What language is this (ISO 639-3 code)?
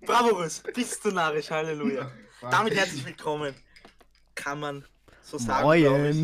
deu